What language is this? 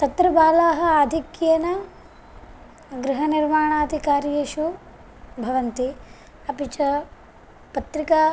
Sanskrit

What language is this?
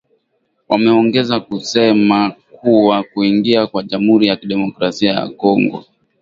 Swahili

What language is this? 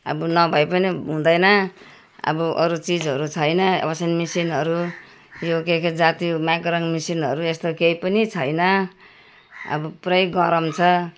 Nepali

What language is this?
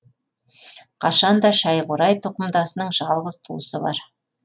Kazakh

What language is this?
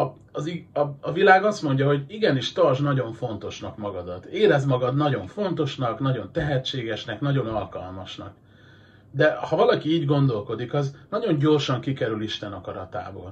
Hungarian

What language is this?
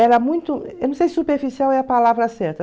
Portuguese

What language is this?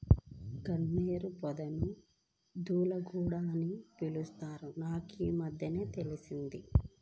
Telugu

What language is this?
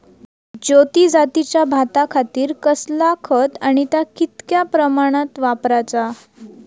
Marathi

